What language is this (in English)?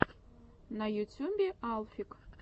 Russian